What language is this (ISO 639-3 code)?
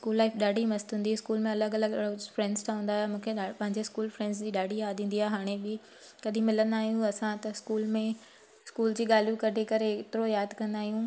snd